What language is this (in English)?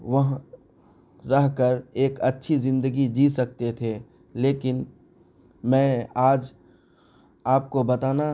Urdu